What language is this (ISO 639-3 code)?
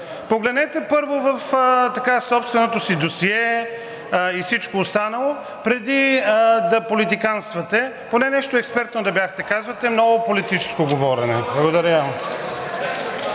bul